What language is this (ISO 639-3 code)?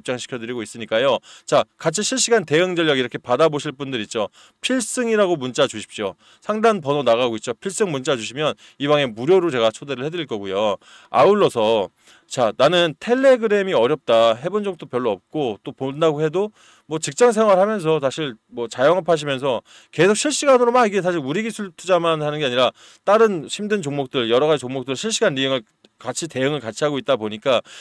kor